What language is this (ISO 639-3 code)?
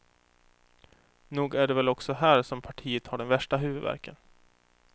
swe